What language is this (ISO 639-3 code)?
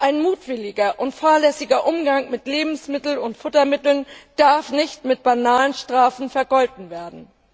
deu